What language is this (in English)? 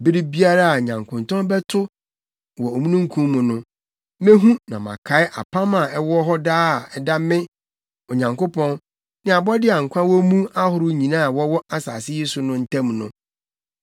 Akan